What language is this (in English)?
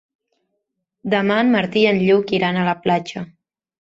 Catalan